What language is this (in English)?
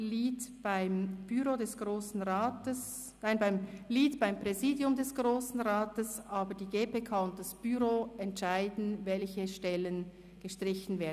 Swiss German